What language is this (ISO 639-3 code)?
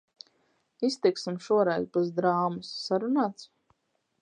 lav